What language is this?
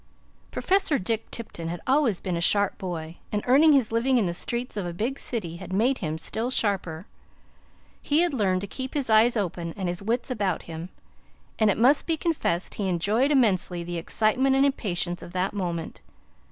English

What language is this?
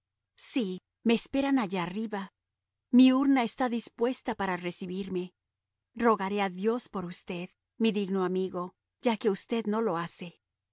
Spanish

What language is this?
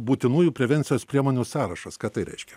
Lithuanian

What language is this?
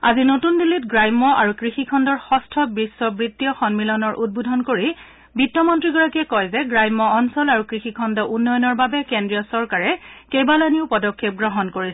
Assamese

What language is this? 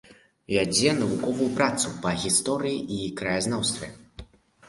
Belarusian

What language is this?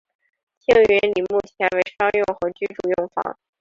Chinese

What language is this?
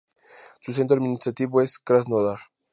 Spanish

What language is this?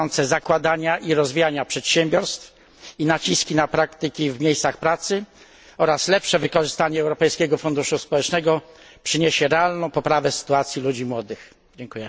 Polish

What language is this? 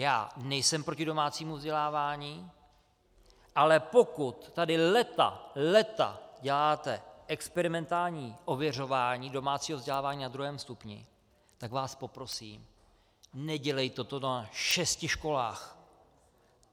Czech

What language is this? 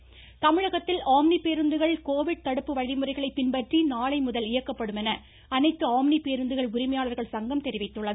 Tamil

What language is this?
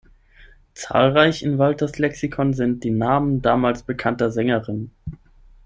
German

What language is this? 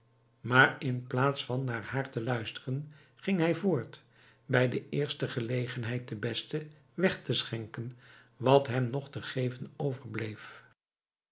Dutch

